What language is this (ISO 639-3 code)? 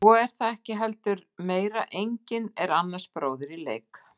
isl